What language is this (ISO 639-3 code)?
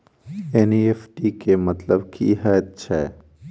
mai